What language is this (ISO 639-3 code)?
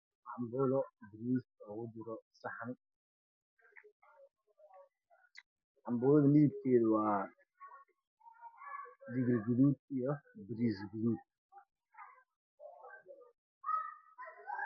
som